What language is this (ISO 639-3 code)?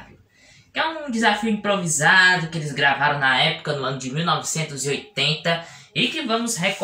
por